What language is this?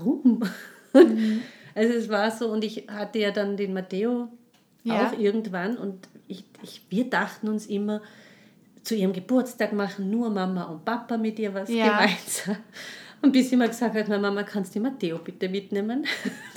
German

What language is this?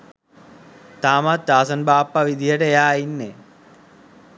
Sinhala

